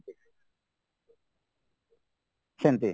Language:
Odia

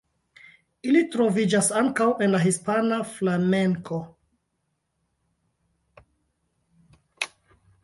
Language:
Esperanto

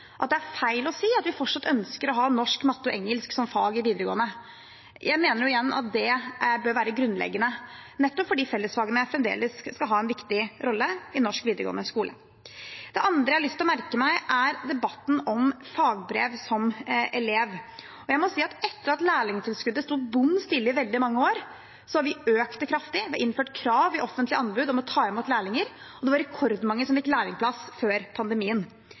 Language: Norwegian Bokmål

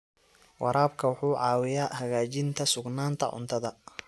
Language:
Somali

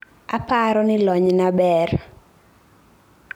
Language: Luo (Kenya and Tanzania)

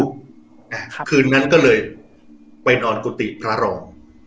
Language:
Thai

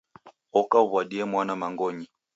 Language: Taita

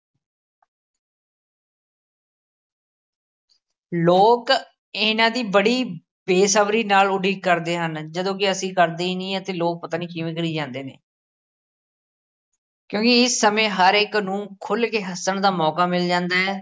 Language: Punjabi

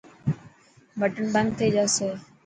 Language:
Dhatki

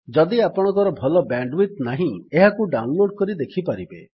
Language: Odia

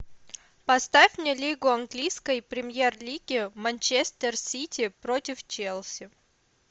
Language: Russian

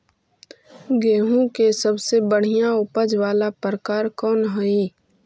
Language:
Magahi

